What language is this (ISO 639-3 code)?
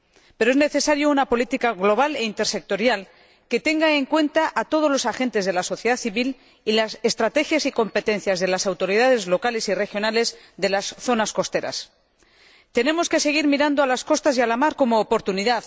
spa